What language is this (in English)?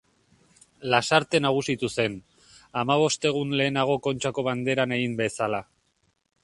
Basque